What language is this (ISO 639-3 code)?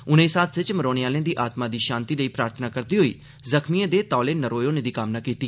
doi